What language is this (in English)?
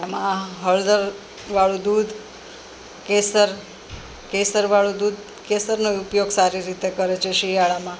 Gujarati